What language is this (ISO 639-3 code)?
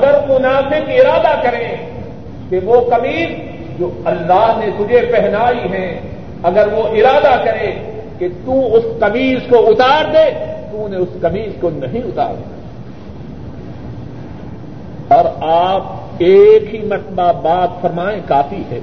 urd